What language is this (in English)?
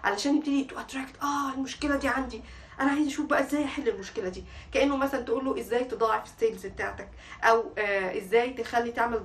Arabic